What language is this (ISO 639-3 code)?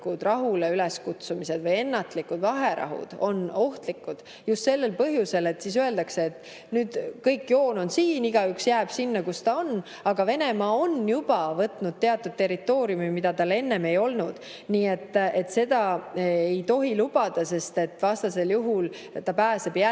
est